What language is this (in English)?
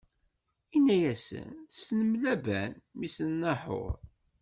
Kabyle